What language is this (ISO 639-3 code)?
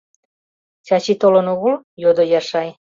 chm